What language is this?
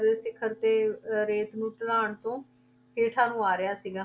Punjabi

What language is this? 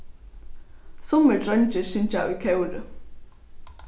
Faroese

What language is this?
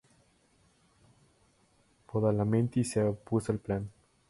Spanish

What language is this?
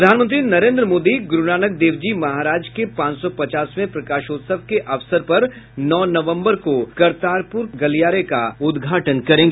Hindi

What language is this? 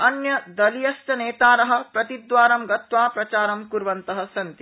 Sanskrit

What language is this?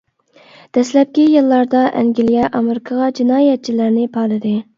Uyghur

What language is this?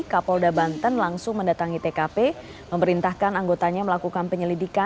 Indonesian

